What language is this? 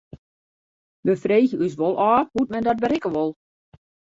Western Frisian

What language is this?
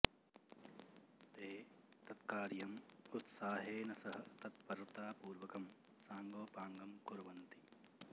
Sanskrit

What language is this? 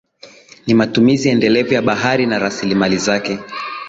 Swahili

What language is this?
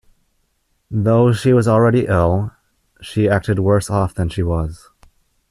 English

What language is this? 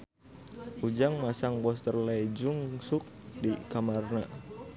Sundanese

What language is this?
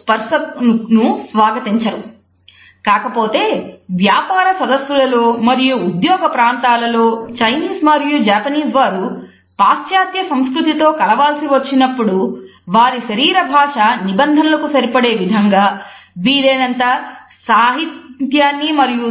Telugu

